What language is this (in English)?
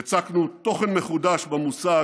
Hebrew